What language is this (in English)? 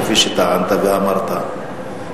Hebrew